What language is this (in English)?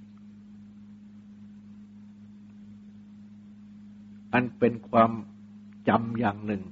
Thai